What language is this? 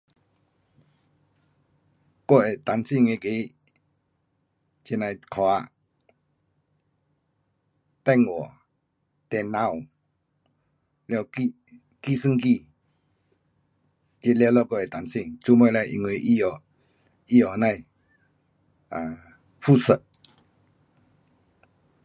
Pu-Xian Chinese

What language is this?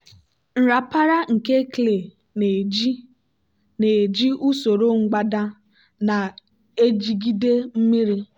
Igbo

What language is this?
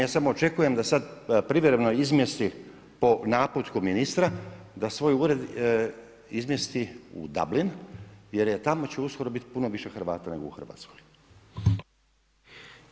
Croatian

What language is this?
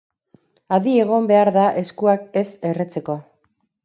Basque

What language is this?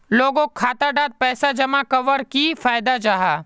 Magahi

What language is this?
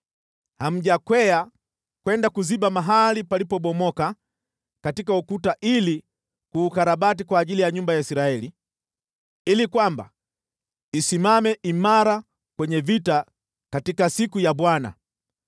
Swahili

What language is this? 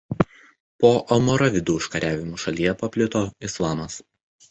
Lithuanian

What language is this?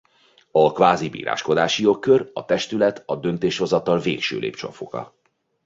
Hungarian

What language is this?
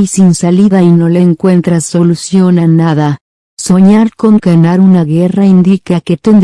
Spanish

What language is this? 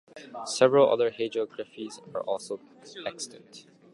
English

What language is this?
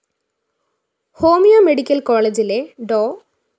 Malayalam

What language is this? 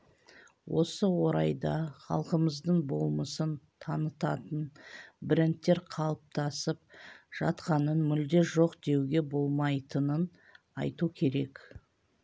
Kazakh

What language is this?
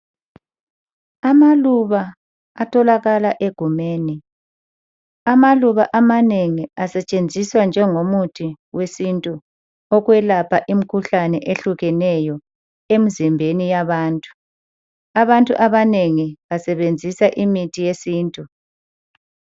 North Ndebele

